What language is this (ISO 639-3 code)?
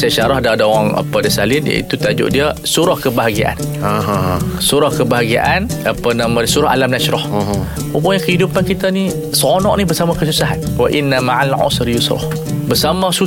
msa